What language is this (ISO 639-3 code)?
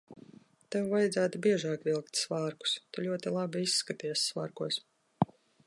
lav